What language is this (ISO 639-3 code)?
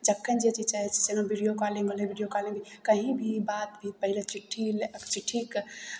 mai